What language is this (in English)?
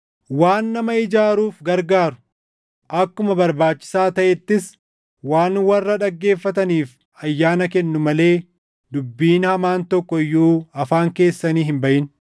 Oromo